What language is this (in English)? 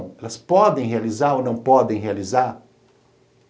Portuguese